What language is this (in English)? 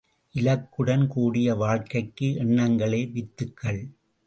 Tamil